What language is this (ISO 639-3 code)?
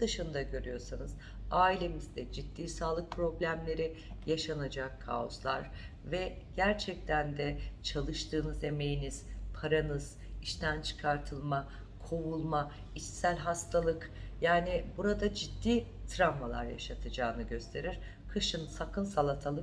tur